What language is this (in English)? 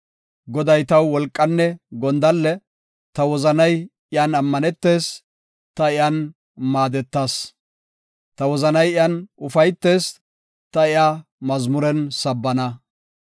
Gofa